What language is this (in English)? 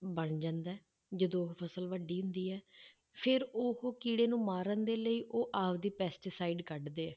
Punjabi